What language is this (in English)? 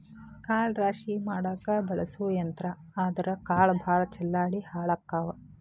Kannada